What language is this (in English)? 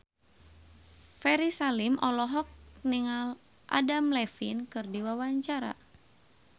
Sundanese